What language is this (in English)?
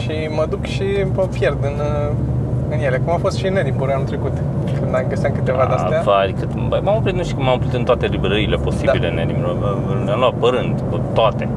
Romanian